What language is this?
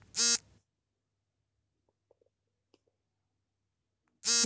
Kannada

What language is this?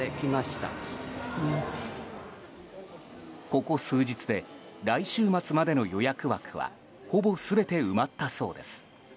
Japanese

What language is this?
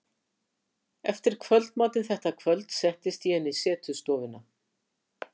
Icelandic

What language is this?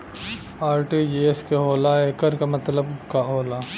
Bhojpuri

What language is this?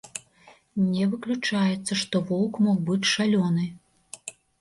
Belarusian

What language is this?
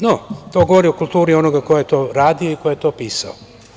Serbian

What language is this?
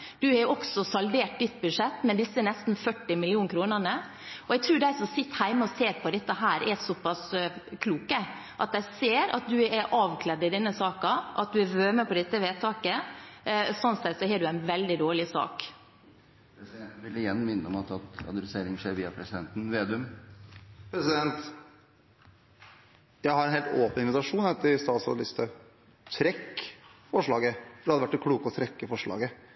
Norwegian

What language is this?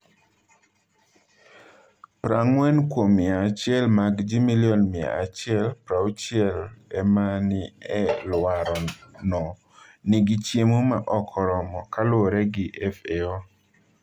Luo (Kenya and Tanzania)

